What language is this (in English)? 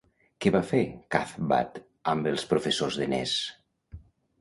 Catalan